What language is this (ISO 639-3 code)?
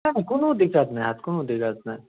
mai